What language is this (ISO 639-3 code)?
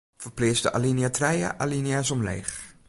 fry